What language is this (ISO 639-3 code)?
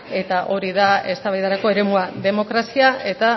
eus